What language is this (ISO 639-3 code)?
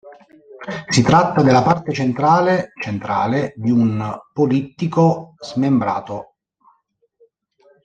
ita